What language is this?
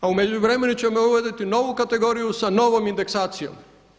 Croatian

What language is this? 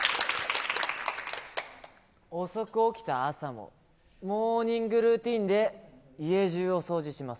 Japanese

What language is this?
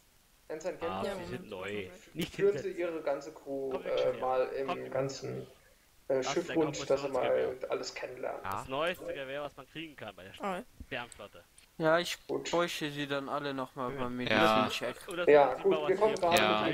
German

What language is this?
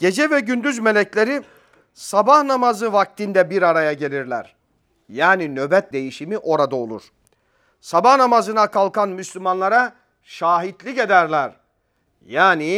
Turkish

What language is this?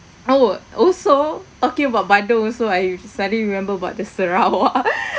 English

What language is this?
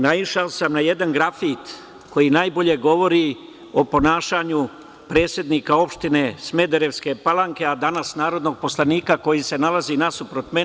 Serbian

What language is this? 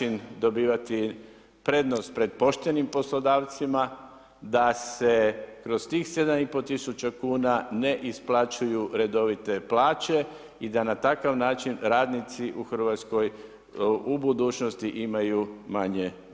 Croatian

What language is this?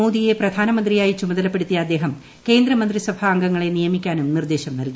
Malayalam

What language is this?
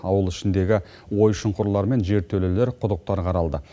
Kazakh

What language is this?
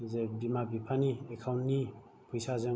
Bodo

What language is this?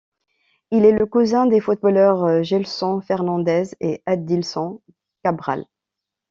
French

